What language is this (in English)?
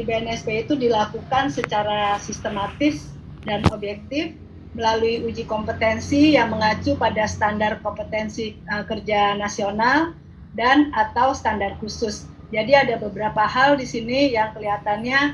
Indonesian